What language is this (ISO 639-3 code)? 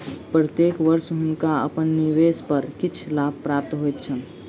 mai